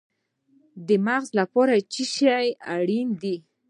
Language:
Pashto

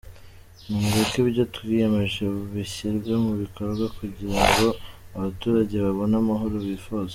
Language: Kinyarwanda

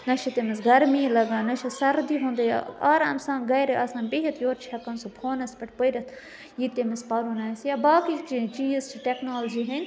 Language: Kashmiri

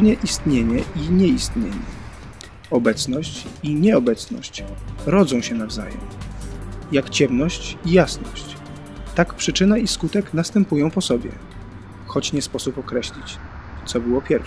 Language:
Polish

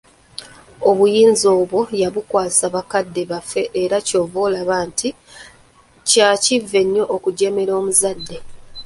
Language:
Ganda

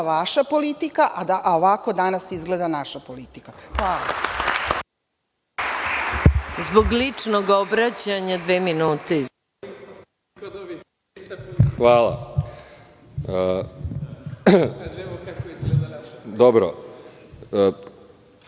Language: Serbian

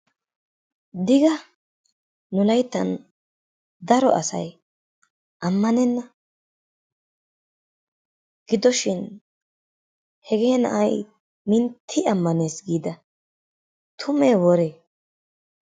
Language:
Wolaytta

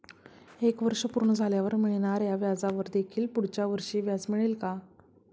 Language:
Marathi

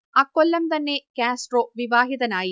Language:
Malayalam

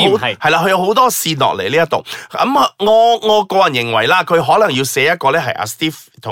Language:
Chinese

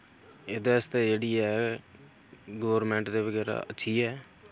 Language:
Dogri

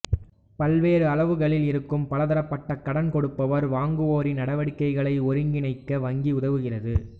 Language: Tamil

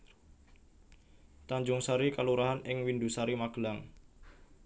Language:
Javanese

